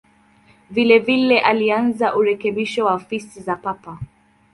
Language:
Swahili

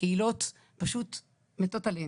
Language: Hebrew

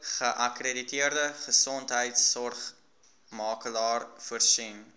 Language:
Afrikaans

